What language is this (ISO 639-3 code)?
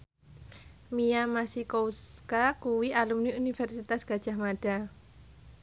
jav